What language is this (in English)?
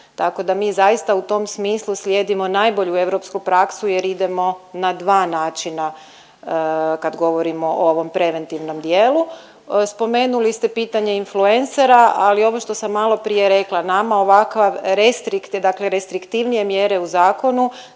Croatian